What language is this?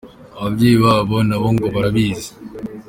Kinyarwanda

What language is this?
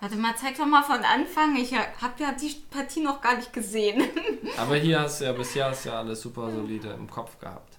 German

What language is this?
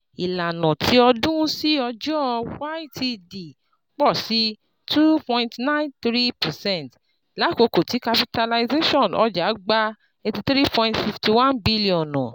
Yoruba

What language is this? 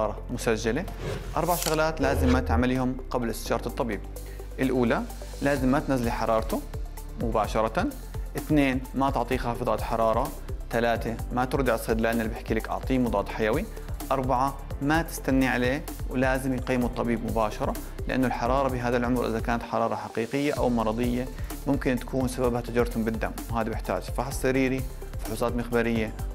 Arabic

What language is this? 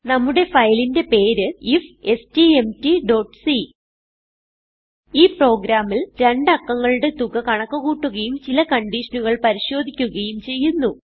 Malayalam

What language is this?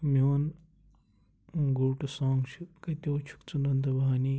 Kashmiri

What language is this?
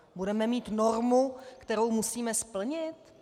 Czech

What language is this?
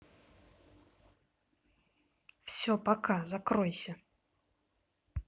Russian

